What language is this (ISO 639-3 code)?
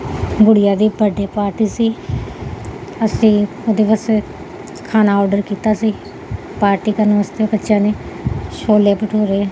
pan